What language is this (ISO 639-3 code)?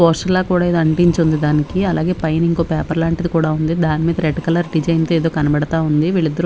tel